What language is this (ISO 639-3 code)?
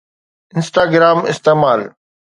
snd